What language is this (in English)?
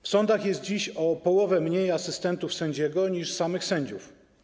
Polish